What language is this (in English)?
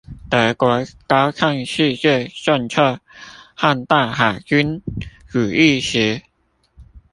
Chinese